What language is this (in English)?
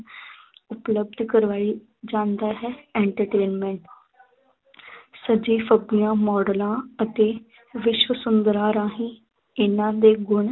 Punjabi